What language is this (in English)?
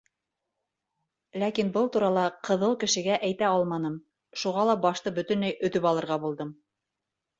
Bashkir